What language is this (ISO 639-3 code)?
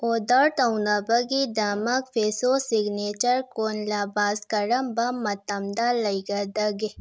mni